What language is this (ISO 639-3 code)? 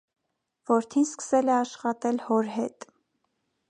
hye